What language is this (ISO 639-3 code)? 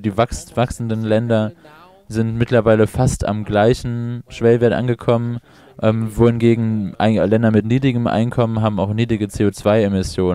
deu